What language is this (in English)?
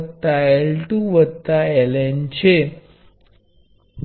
Gujarati